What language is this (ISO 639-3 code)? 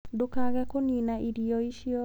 kik